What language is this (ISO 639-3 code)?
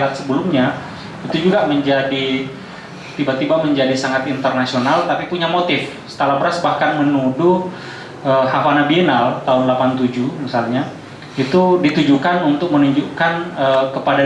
ind